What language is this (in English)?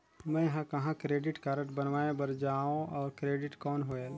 Chhattisgarhi